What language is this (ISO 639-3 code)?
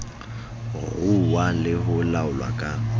sot